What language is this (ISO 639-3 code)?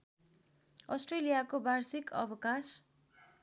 nep